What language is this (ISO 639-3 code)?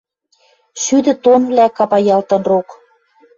mrj